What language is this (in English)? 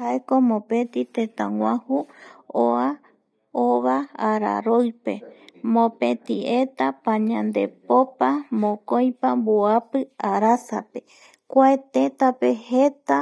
Eastern Bolivian Guaraní